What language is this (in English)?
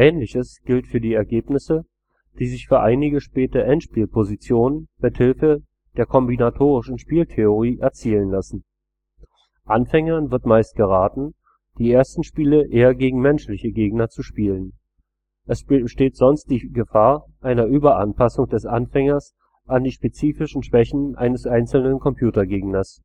German